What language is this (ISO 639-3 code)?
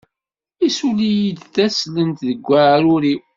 kab